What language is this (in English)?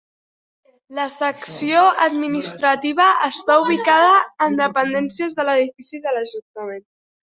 Catalan